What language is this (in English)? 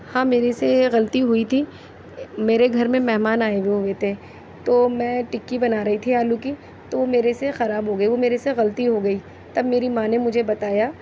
Urdu